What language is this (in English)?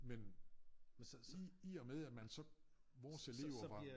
Danish